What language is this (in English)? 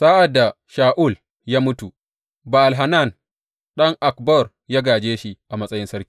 Hausa